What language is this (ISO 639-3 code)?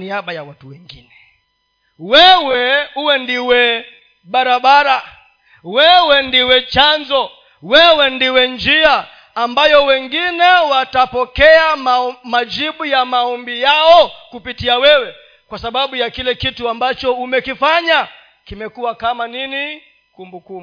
swa